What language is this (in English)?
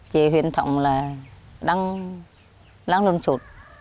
Vietnamese